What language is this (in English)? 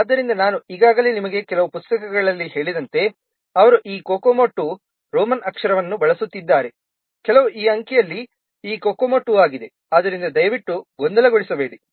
Kannada